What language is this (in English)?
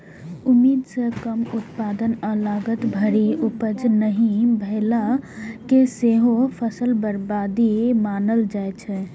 Maithili